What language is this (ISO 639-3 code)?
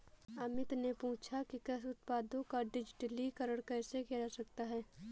hin